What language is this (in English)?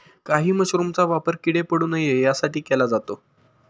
Marathi